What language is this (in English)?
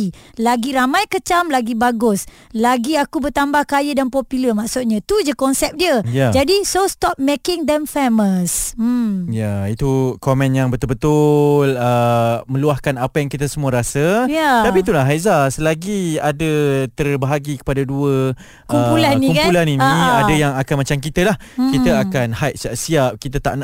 Malay